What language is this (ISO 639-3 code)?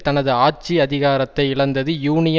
tam